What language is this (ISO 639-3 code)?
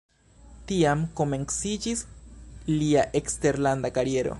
epo